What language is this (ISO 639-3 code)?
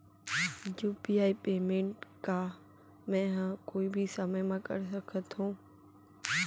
hne